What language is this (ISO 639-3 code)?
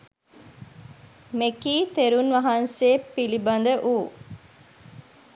sin